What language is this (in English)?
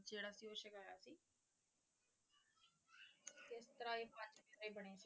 Punjabi